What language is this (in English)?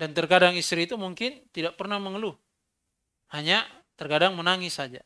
Indonesian